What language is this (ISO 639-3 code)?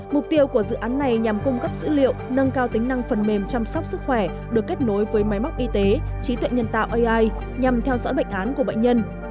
vie